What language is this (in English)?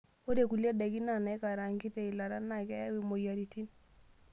Masai